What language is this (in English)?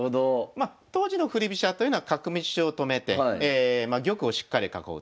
Japanese